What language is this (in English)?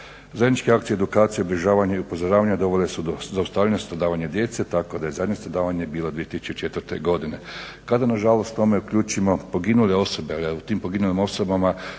Croatian